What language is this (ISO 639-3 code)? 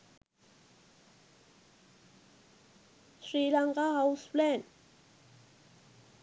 sin